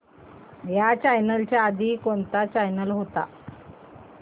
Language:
Marathi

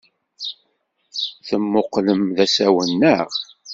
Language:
Kabyle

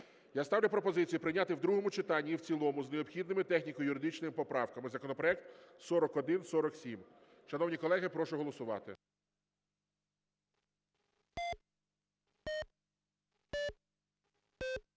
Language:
Ukrainian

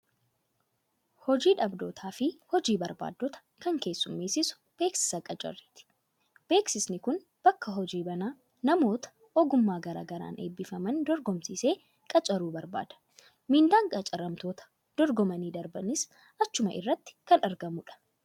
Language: Oromo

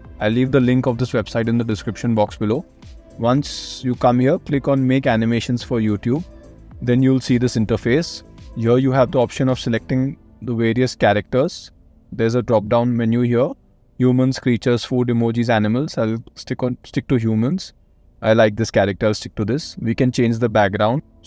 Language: English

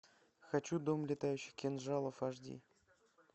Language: Russian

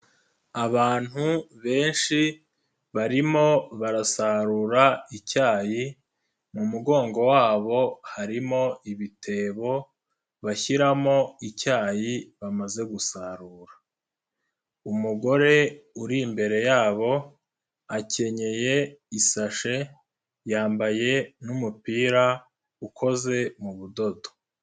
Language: Kinyarwanda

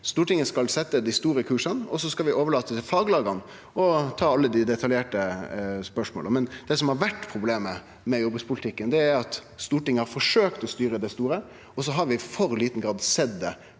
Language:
Norwegian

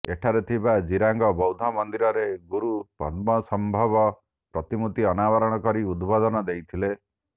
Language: Odia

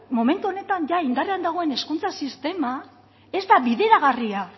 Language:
Basque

